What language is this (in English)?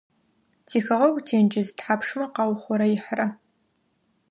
Adyghe